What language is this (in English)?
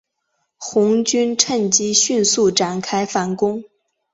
Chinese